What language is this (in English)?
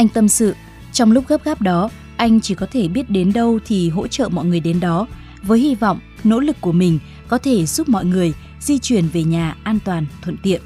Vietnamese